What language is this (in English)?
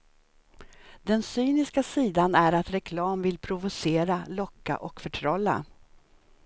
Swedish